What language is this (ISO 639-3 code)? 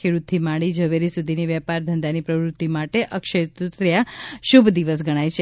guj